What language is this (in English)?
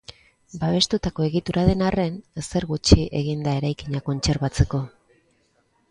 Basque